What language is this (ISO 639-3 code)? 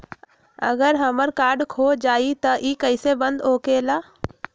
mag